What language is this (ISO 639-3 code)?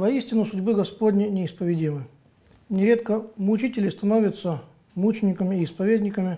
rus